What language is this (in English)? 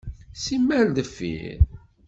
Kabyle